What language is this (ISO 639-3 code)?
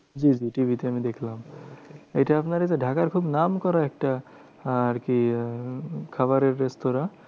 ben